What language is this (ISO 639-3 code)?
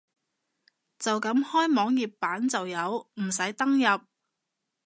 yue